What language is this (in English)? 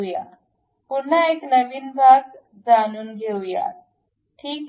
Marathi